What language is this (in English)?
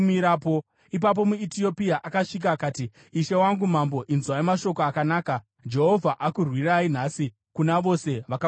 Shona